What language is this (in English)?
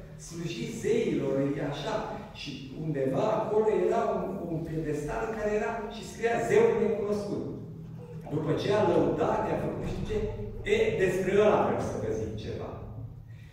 Romanian